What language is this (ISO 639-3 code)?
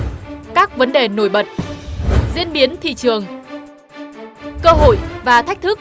vie